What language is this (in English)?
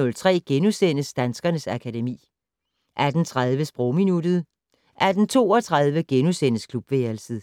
Danish